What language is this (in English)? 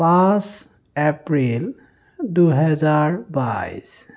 Assamese